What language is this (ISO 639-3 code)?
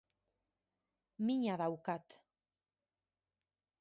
eus